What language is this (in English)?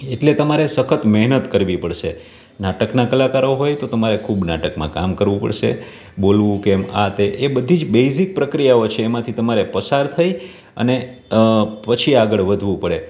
Gujarati